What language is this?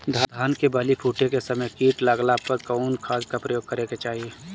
Bhojpuri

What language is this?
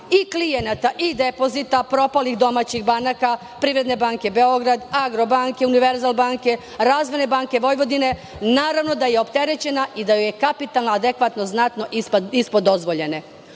Serbian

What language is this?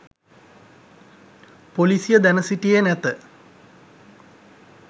Sinhala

